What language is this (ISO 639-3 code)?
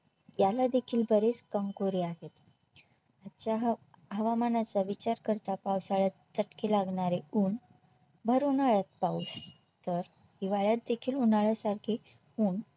mar